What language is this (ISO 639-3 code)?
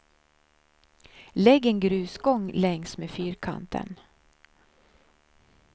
swe